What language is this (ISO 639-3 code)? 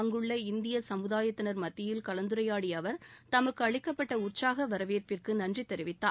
tam